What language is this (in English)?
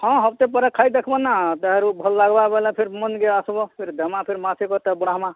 Odia